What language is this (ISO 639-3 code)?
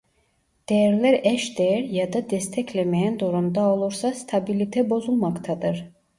tur